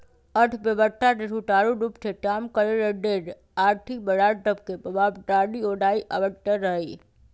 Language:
Magahi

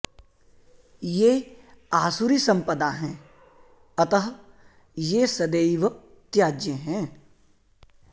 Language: Sanskrit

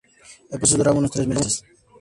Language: Spanish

